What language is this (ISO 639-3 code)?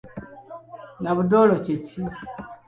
lug